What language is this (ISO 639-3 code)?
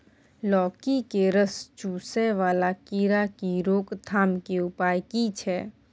mai